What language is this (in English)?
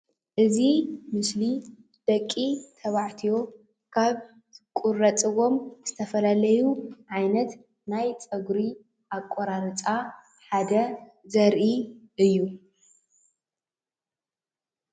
Tigrinya